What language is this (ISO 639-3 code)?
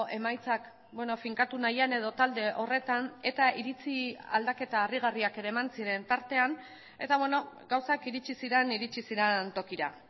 eus